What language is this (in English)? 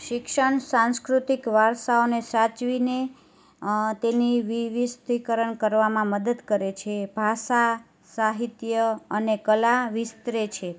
Gujarati